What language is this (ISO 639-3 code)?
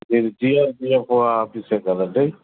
tel